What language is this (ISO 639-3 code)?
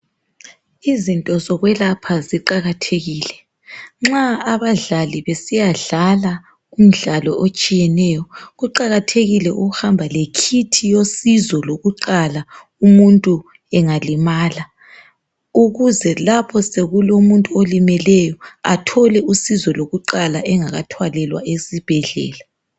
nde